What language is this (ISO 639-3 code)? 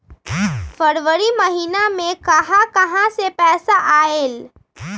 mag